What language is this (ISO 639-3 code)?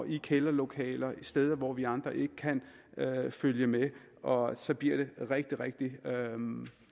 dan